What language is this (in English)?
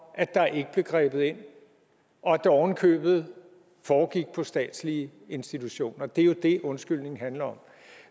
Danish